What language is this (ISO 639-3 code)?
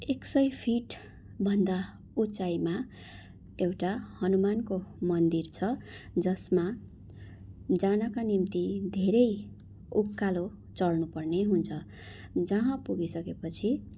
nep